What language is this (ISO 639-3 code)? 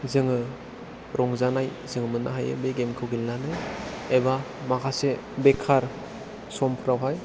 brx